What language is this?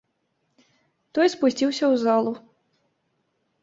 Belarusian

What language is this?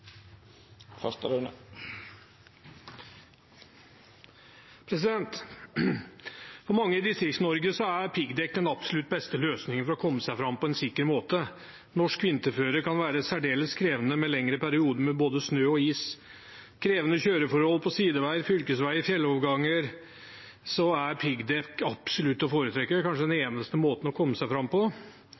Norwegian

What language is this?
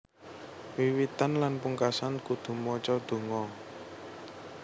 Javanese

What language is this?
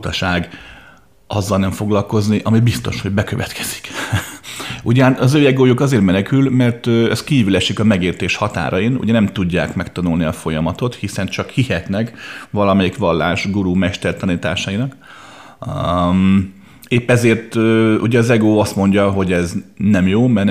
Hungarian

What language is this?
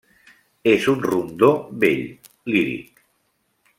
Catalan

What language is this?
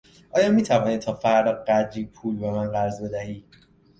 Persian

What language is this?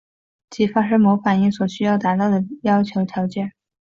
Chinese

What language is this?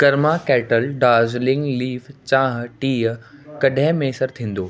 Sindhi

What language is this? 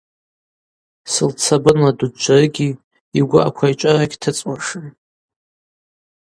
Abaza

